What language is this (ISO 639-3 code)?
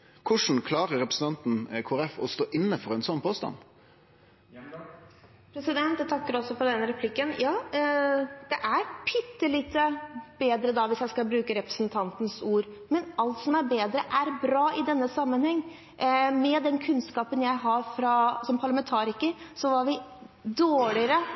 nor